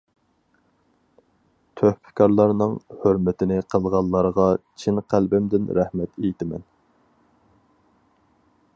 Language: Uyghur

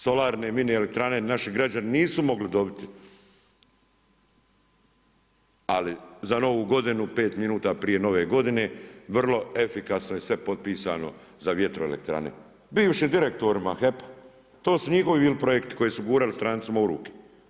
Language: Croatian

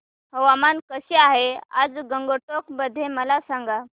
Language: Marathi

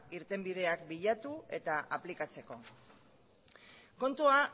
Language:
Basque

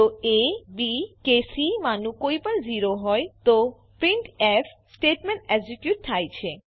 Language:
Gujarati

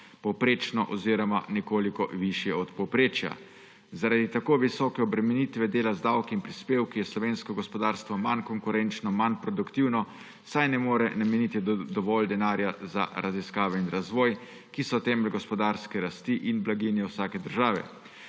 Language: Slovenian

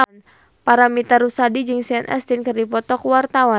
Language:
Sundanese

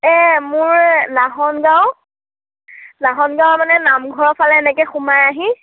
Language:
Assamese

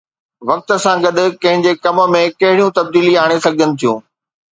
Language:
Sindhi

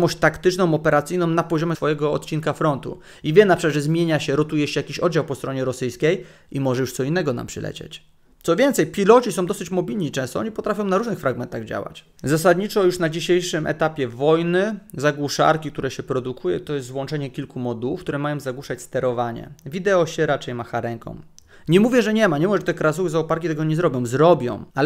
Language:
Polish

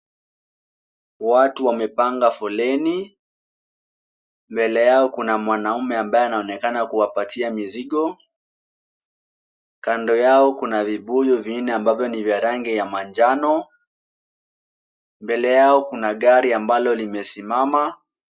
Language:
Swahili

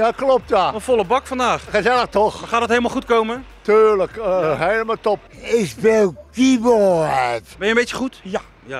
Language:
Dutch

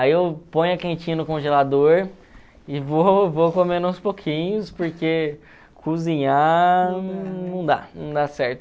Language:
Portuguese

